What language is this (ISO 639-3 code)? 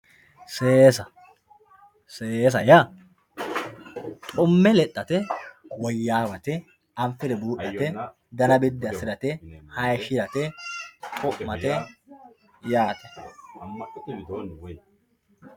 sid